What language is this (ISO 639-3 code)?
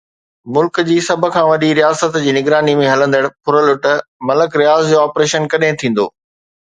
snd